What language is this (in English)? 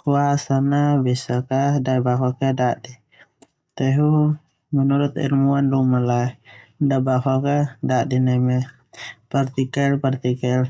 Termanu